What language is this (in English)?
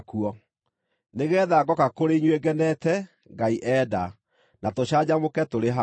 Kikuyu